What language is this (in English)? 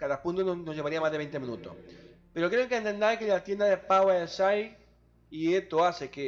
Spanish